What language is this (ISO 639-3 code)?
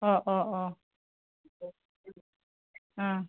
asm